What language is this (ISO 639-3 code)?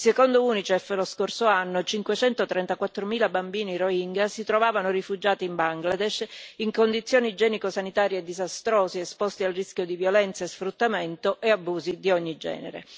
ita